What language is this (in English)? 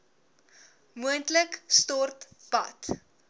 Afrikaans